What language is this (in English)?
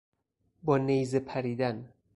Persian